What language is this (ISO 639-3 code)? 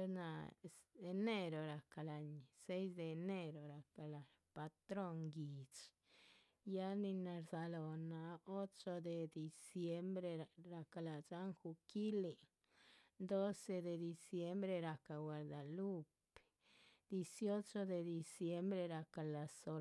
zpv